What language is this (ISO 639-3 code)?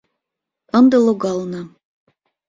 chm